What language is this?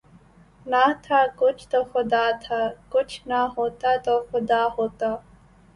Urdu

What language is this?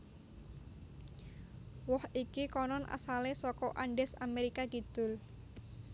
Javanese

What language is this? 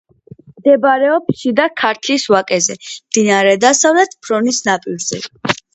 Georgian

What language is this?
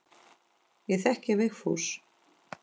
Icelandic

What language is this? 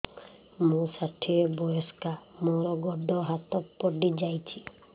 Odia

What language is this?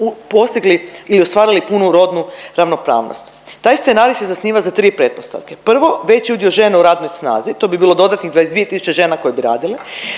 Croatian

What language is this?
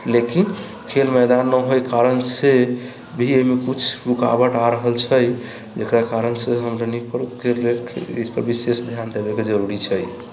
Maithili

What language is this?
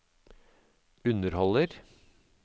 Norwegian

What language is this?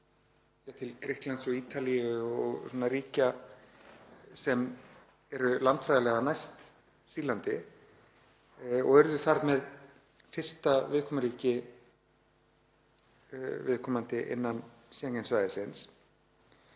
Icelandic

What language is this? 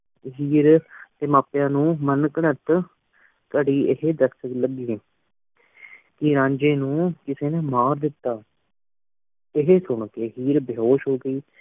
Punjabi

